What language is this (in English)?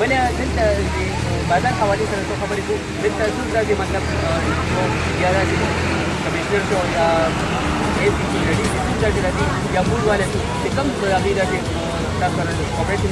French